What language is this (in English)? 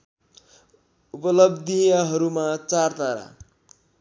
Nepali